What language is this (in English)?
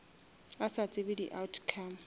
Northern Sotho